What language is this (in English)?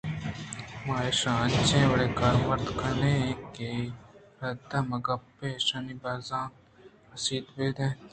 Eastern Balochi